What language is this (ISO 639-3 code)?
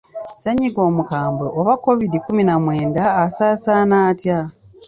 lug